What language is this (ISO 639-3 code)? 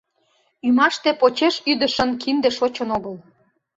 chm